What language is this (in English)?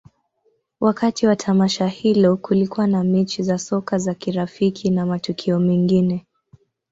Swahili